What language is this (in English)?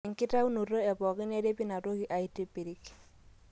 Masai